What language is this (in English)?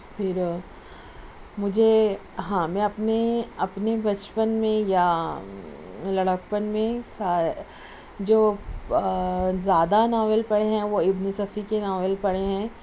Urdu